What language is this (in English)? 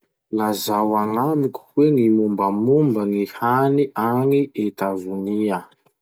Masikoro Malagasy